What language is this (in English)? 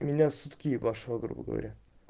Russian